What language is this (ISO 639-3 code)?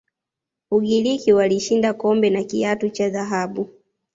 swa